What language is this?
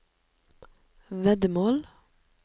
Norwegian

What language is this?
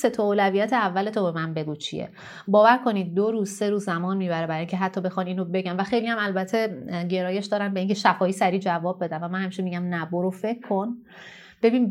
Persian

